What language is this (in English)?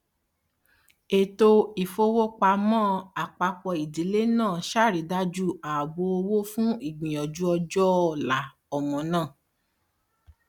Yoruba